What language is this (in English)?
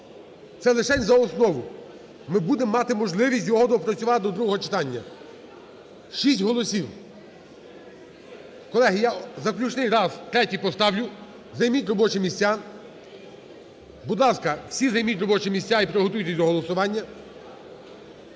Ukrainian